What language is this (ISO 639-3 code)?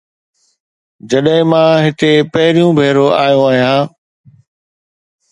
snd